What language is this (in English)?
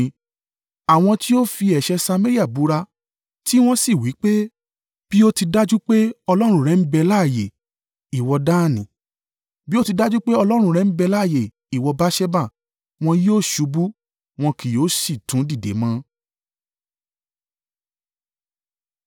Yoruba